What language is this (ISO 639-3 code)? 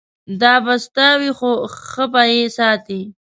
pus